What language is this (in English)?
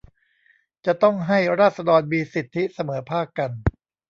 Thai